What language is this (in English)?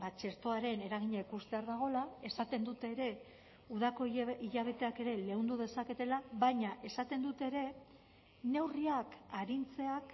Basque